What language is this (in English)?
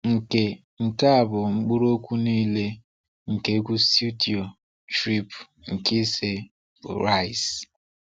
Igbo